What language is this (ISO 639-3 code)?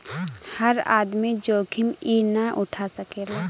bho